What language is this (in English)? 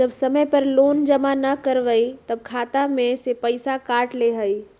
Magahi